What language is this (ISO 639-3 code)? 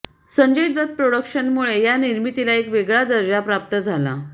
mar